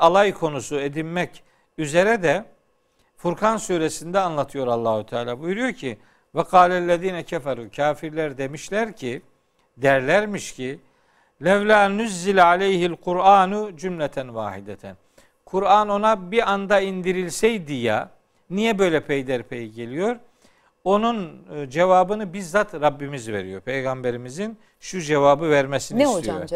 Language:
Turkish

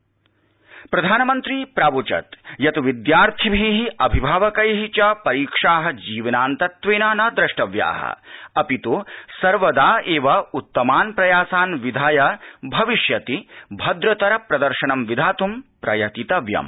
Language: Sanskrit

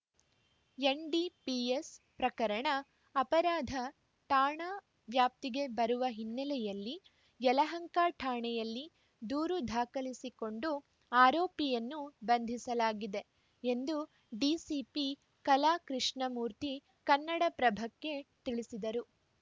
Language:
Kannada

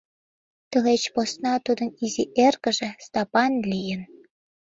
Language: Mari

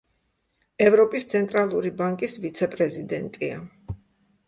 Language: Georgian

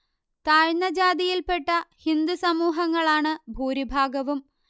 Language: Malayalam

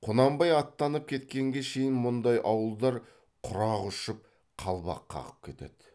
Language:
Kazakh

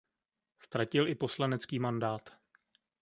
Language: Czech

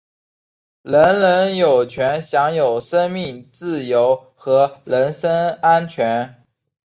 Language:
Chinese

